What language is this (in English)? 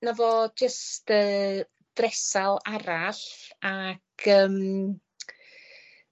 Welsh